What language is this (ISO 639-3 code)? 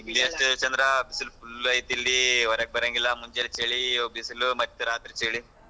kan